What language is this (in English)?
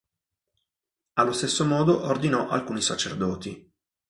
Italian